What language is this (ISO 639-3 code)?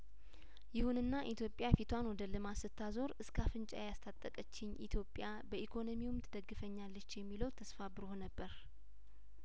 amh